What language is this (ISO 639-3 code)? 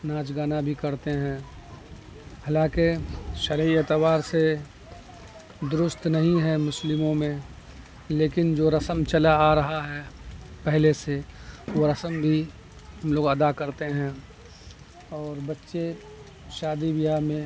urd